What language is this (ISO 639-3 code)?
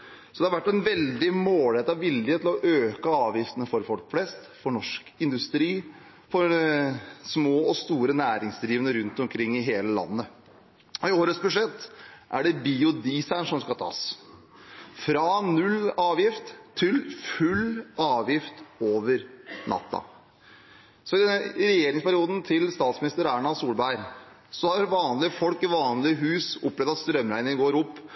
nob